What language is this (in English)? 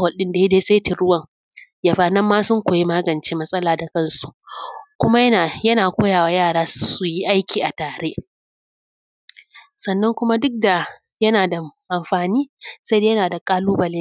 Hausa